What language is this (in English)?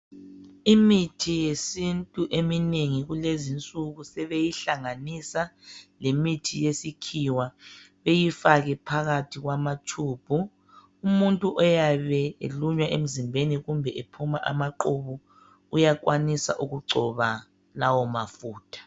North Ndebele